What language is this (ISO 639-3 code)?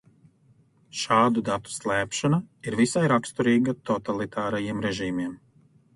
lav